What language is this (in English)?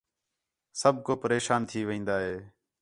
Khetrani